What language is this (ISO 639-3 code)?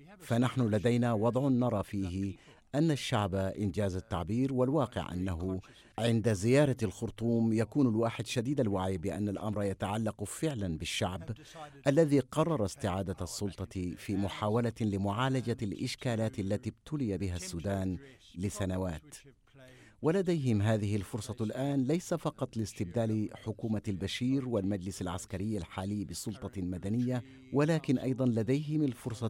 ara